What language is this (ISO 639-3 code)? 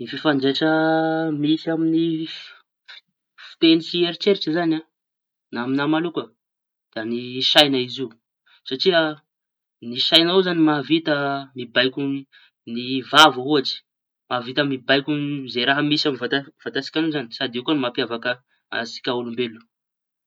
txy